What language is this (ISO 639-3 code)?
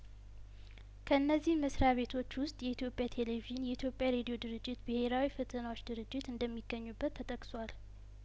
amh